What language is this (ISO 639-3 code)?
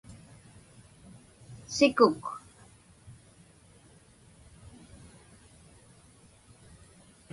ipk